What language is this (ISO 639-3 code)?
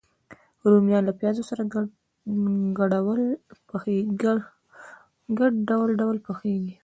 pus